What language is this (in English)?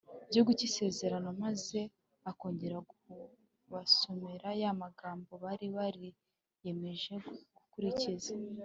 Kinyarwanda